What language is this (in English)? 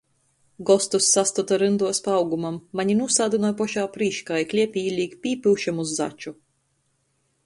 Latgalian